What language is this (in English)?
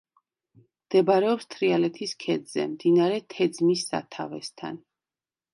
Georgian